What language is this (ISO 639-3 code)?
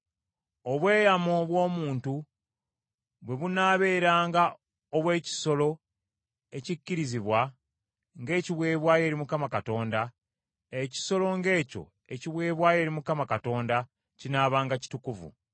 lug